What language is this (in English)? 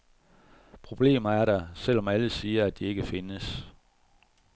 Danish